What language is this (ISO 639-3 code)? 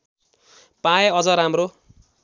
nep